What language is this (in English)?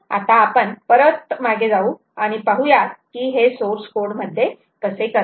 Marathi